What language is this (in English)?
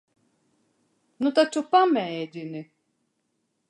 Latvian